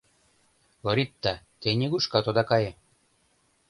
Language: Mari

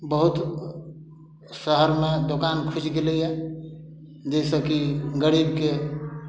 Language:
Maithili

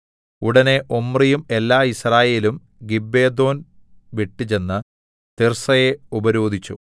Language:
Malayalam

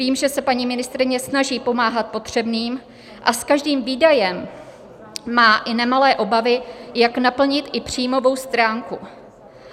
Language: Czech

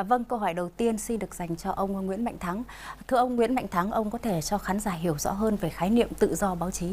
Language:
Vietnamese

